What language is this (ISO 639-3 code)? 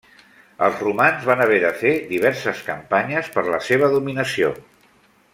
cat